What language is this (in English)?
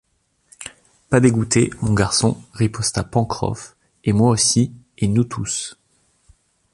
French